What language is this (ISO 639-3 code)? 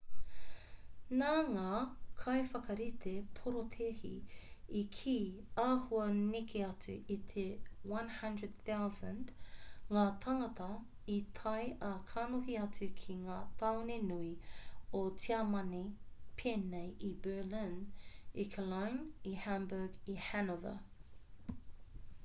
mri